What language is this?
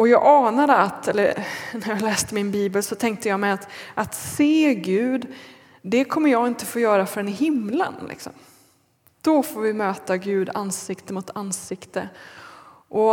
Swedish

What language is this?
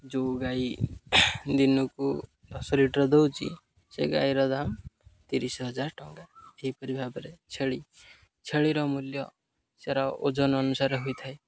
Odia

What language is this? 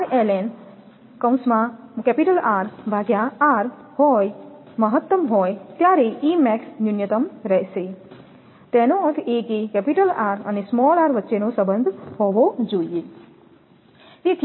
Gujarati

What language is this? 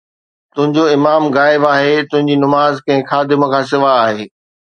Sindhi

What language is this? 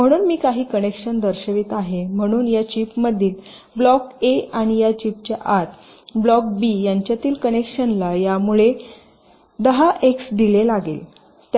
Marathi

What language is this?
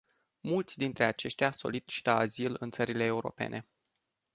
Romanian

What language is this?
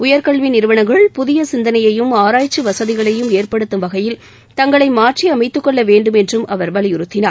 Tamil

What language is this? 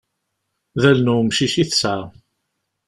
Kabyle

